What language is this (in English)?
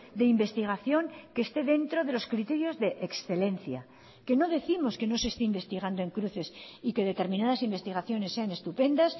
Spanish